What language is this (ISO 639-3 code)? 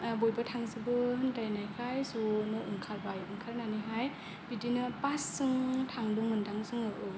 brx